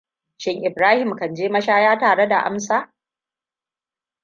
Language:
Hausa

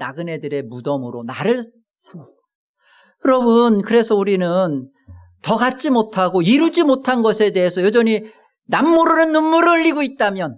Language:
Korean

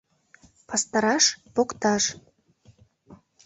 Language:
Mari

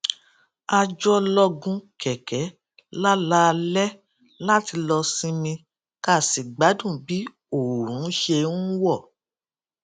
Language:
Yoruba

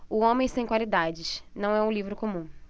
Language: Portuguese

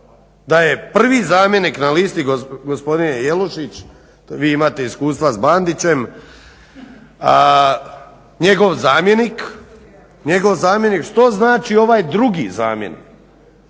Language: Croatian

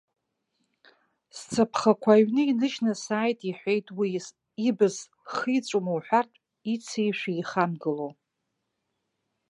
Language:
Abkhazian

